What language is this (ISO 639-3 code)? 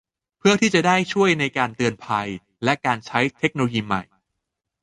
tha